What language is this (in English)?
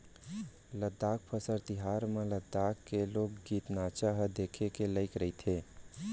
Chhattisgarhi